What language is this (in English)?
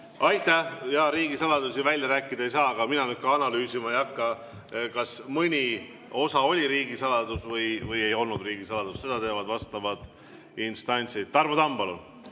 Estonian